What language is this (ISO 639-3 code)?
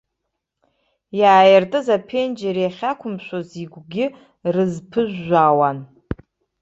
abk